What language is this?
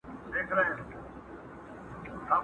Pashto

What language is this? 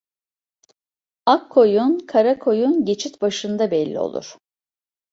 Turkish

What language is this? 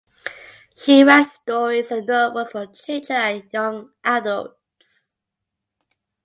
English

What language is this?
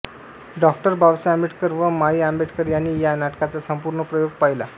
Marathi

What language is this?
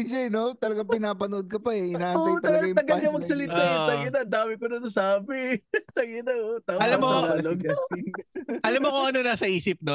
Filipino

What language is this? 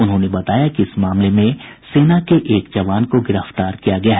Hindi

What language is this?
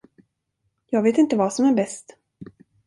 Swedish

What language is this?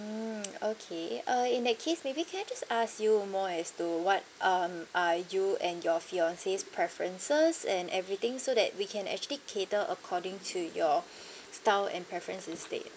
English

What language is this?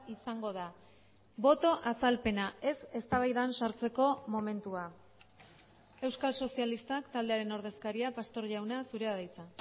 Basque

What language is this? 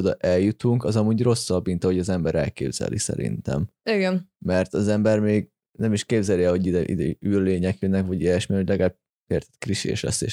Hungarian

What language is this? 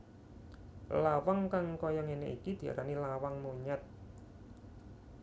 Javanese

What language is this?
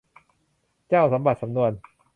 Thai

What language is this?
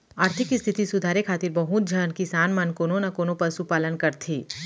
Chhattisgarhi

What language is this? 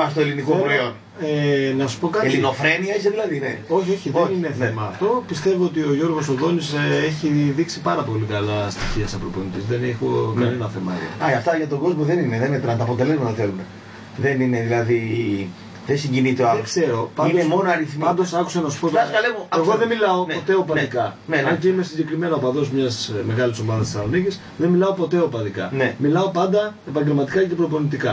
Greek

